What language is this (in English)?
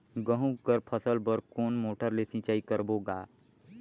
Chhattisgarhi